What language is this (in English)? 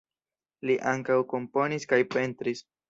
Esperanto